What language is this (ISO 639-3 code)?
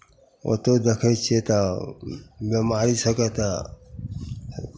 mai